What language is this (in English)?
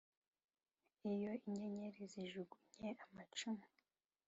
Kinyarwanda